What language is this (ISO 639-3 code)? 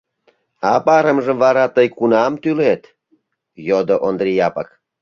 chm